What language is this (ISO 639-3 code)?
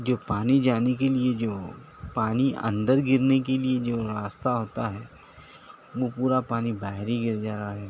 urd